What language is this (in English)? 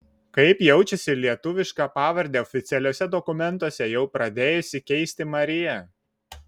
Lithuanian